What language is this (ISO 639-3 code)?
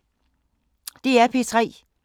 dan